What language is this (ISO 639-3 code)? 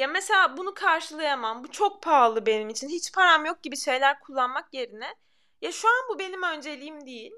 tur